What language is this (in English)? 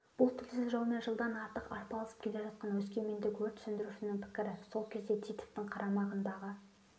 Kazakh